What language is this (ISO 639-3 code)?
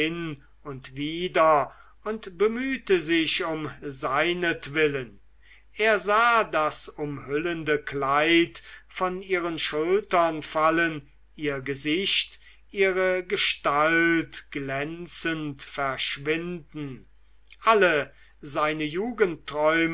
deu